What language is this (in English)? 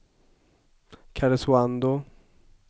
Swedish